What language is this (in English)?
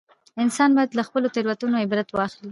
Pashto